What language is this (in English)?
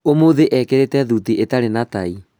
Kikuyu